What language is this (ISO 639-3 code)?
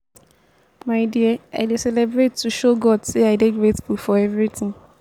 pcm